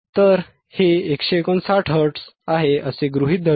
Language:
Marathi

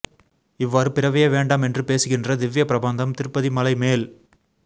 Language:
Tamil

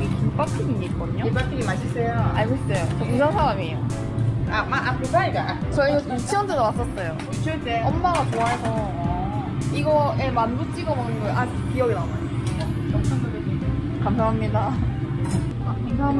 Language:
Korean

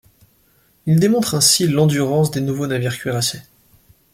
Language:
French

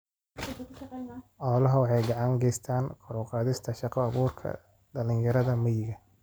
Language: Somali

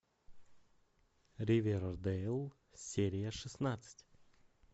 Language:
Russian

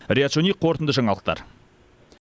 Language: Kazakh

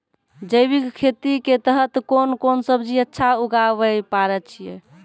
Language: Maithili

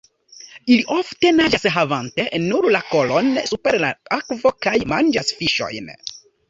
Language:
Esperanto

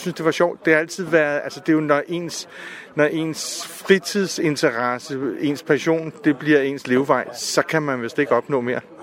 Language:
Danish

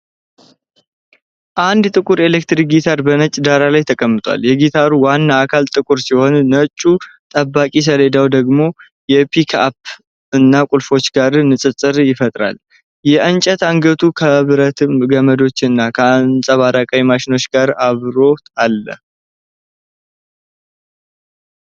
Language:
Amharic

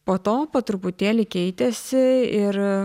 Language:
Lithuanian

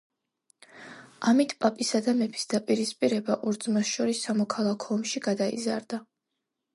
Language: Georgian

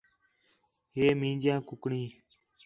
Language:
Khetrani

